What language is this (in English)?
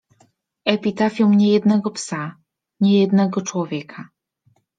Polish